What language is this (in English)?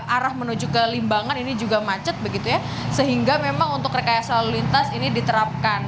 Indonesian